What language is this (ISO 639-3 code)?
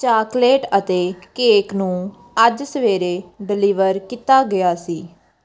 pan